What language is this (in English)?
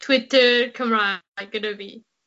Welsh